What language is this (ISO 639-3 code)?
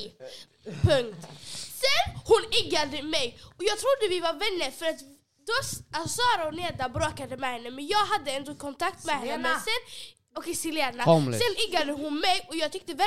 swe